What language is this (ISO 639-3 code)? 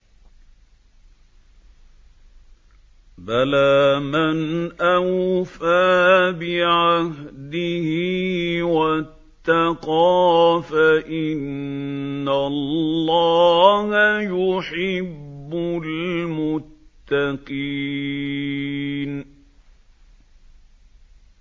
ara